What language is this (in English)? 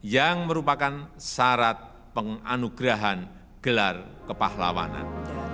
Indonesian